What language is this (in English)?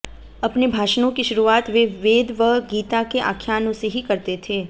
Hindi